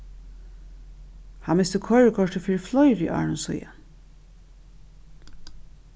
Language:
Faroese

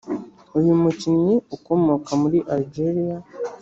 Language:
Kinyarwanda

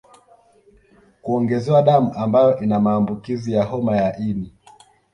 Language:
Swahili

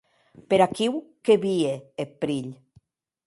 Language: Occitan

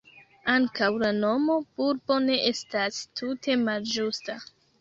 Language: Esperanto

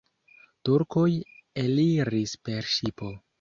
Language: Esperanto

